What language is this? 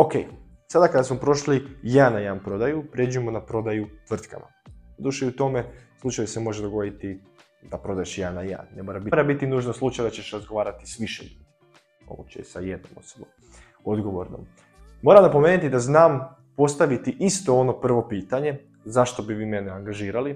Croatian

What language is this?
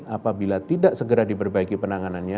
Indonesian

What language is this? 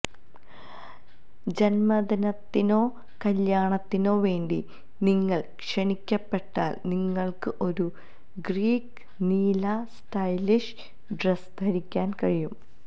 Malayalam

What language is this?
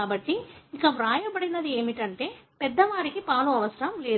Telugu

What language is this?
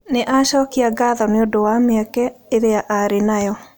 Kikuyu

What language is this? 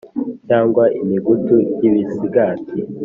Kinyarwanda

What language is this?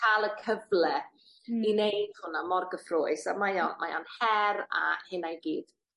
Welsh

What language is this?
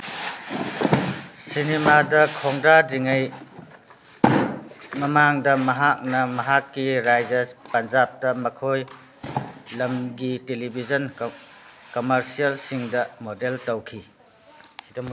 Manipuri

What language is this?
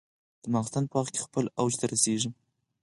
Pashto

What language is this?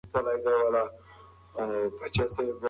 Pashto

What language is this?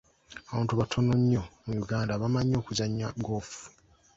Ganda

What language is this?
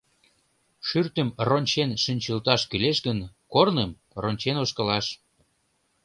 Mari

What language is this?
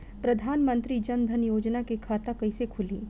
Bhojpuri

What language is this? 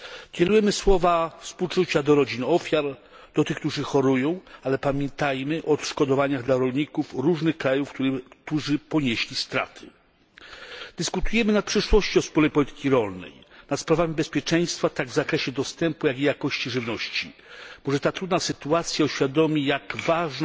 Polish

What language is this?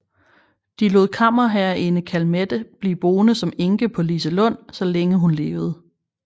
Danish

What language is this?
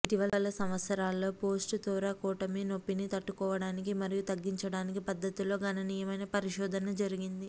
Telugu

